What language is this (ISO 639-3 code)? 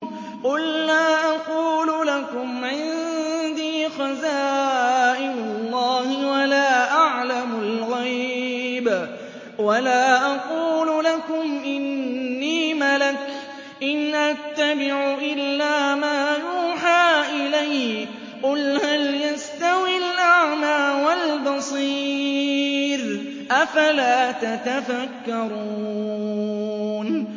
ara